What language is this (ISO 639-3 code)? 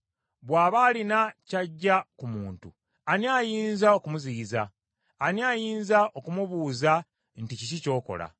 lug